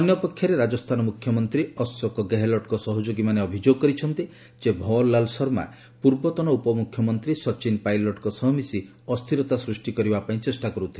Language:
Odia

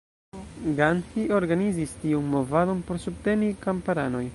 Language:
Esperanto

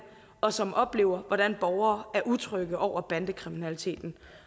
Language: Danish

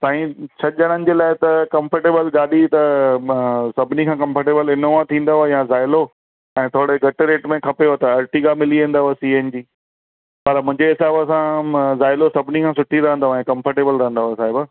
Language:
Sindhi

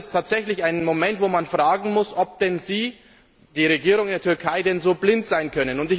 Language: German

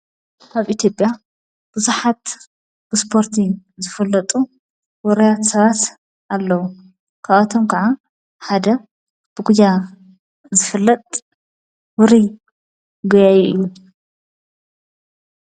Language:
Tigrinya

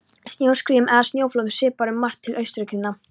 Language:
Icelandic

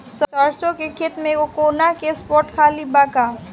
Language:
Bhojpuri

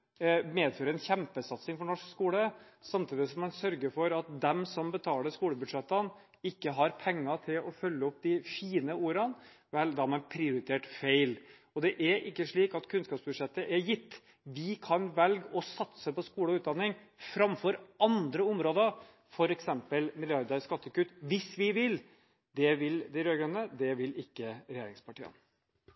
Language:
Norwegian Bokmål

